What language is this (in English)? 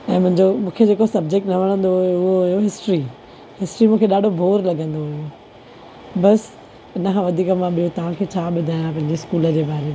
Sindhi